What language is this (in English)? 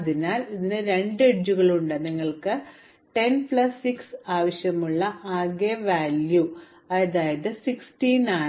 Malayalam